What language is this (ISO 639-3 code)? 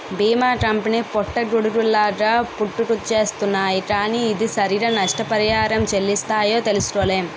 tel